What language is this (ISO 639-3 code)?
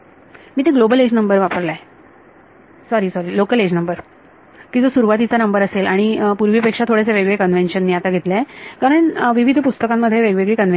mar